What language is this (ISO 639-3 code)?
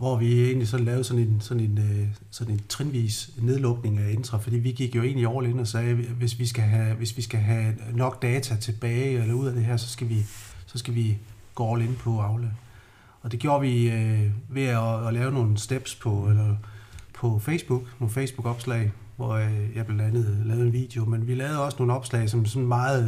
dan